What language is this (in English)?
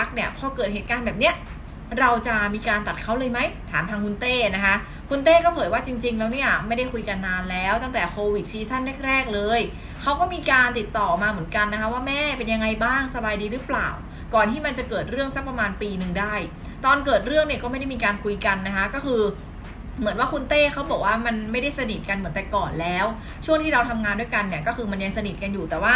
Thai